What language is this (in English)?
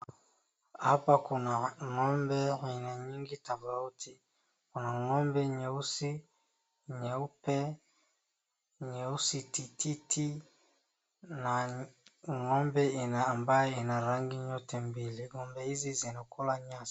Swahili